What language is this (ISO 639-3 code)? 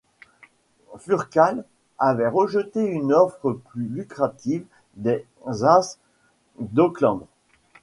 fra